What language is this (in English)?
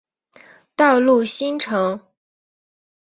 Chinese